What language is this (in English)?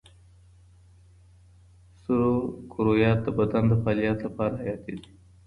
Pashto